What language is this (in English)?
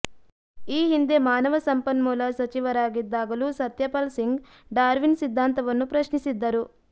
Kannada